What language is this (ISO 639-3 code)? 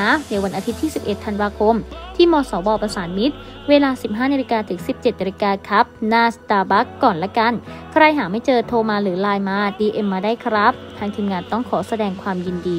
tha